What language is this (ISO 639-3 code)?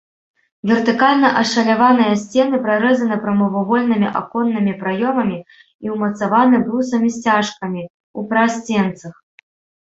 bel